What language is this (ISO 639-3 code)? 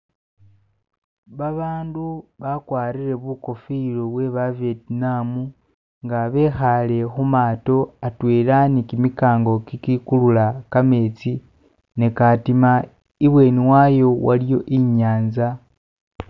myx